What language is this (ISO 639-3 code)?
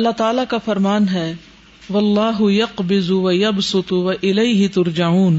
urd